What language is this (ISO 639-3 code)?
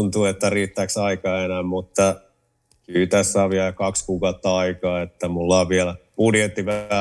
fin